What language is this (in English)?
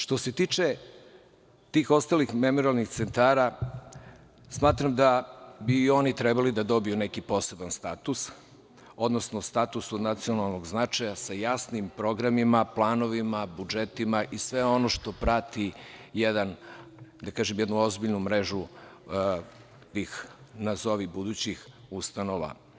Serbian